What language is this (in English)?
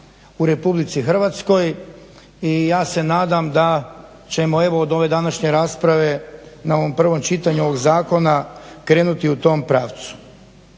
Croatian